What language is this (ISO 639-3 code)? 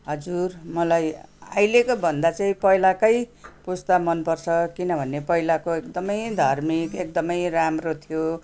nep